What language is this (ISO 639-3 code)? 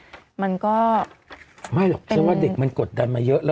tha